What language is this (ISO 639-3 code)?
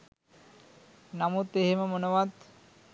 sin